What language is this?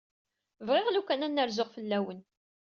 Kabyle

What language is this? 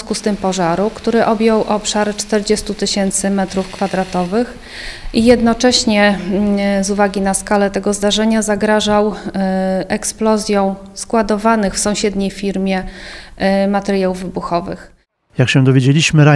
Polish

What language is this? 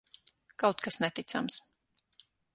Latvian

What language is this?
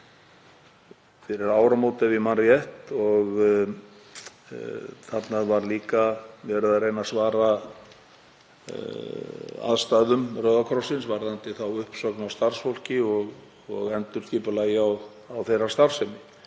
Icelandic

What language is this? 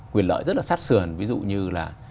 Vietnamese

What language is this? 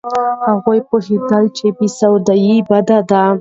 Pashto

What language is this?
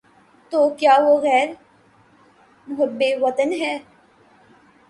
Urdu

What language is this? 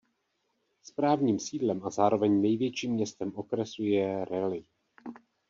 Czech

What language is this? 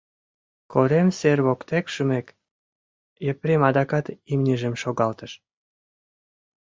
Mari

